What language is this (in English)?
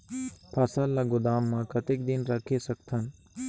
Chhattisgarhi